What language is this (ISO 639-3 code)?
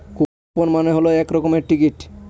ben